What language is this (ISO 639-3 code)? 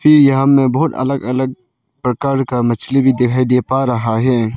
hin